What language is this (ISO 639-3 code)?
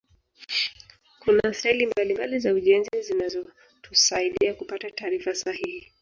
swa